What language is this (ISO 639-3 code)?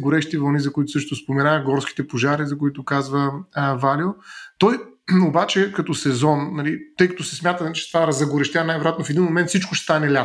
bul